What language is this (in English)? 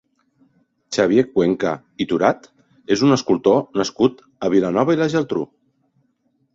Catalan